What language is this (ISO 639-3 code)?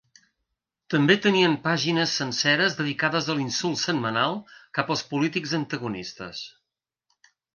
cat